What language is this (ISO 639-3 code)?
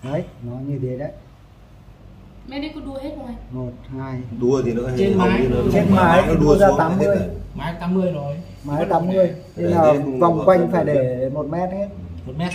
vie